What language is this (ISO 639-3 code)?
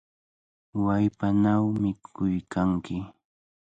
qvl